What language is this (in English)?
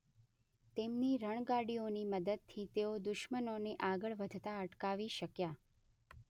Gujarati